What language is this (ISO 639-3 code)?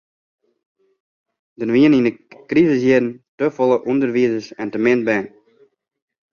fry